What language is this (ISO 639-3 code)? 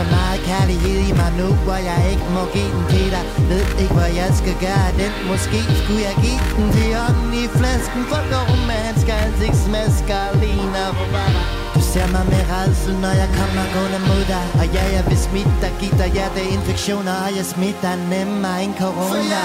dan